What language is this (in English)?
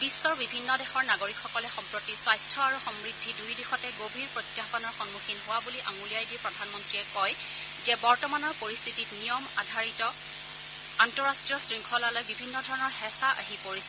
Assamese